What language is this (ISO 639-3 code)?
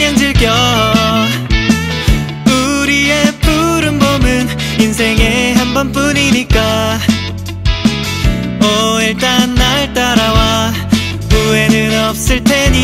tha